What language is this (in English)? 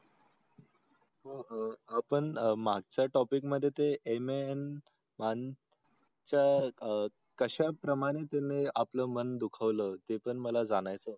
Marathi